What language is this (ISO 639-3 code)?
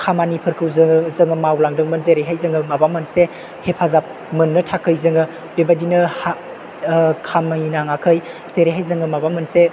brx